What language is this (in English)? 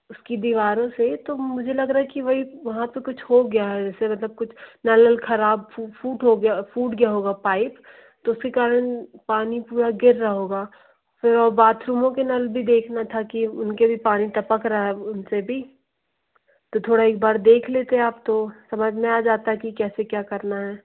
Hindi